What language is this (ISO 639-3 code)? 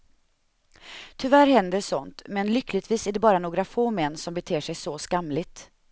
swe